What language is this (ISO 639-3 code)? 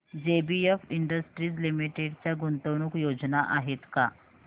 mar